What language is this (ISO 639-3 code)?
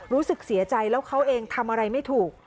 tha